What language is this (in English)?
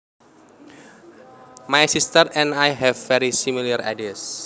Javanese